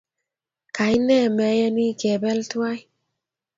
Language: Kalenjin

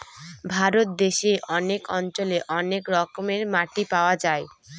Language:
Bangla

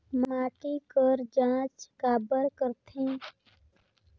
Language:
Chhattisgarhi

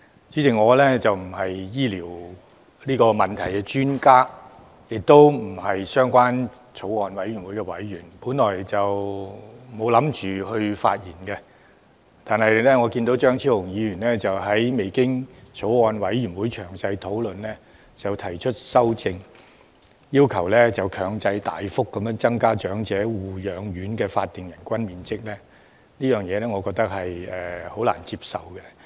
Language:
Cantonese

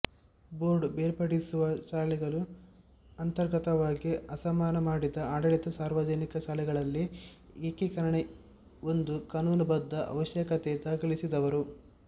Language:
Kannada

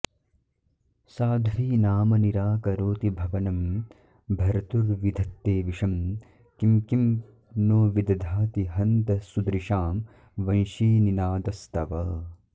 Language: Sanskrit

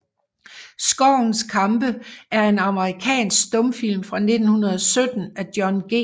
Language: Danish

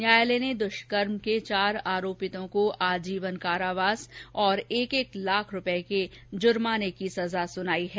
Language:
Hindi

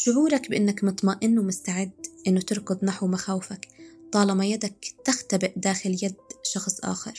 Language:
Arabic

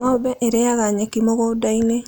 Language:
Kikuyu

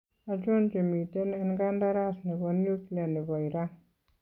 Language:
Kalenjin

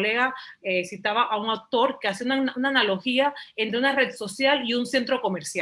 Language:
Spanish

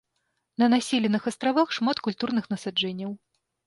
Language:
Belarusian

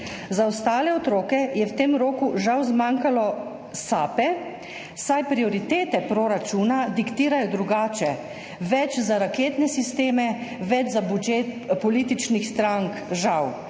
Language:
Slovenian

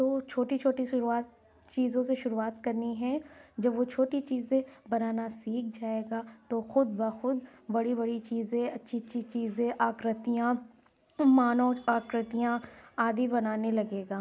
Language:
Urdu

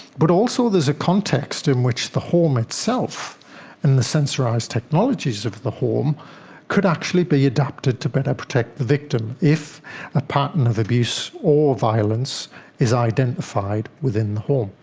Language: English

